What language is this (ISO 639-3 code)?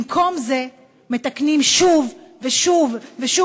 heb